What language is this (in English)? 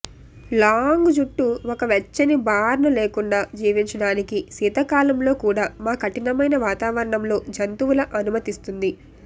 Telugu